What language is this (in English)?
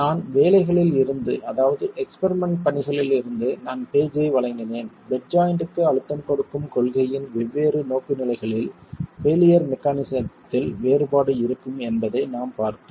Tamil